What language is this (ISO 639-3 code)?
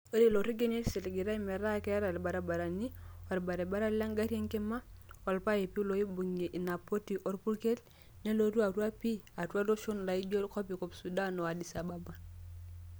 mas